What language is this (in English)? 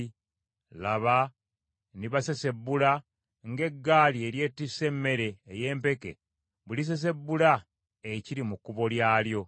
Ganda